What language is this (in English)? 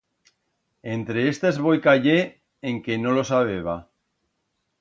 Aragonese